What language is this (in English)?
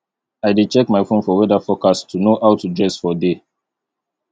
Nigerian Pidgin